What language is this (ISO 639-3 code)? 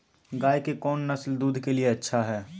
mag